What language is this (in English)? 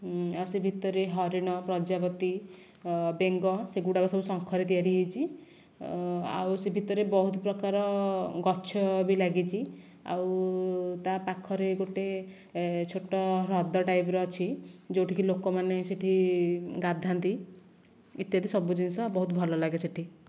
Odia